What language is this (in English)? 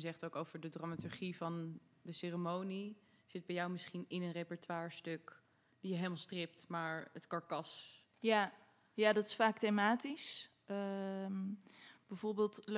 Dutch